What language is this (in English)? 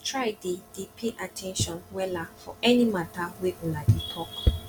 Nigerian Pidgin